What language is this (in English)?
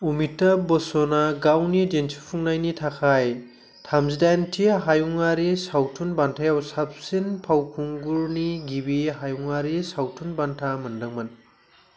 Bodo